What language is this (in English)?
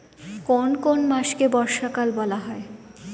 Bangla